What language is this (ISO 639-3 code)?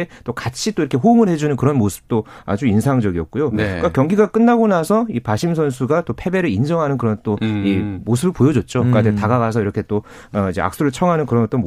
kor